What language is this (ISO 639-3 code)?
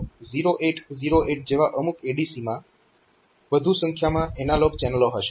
guj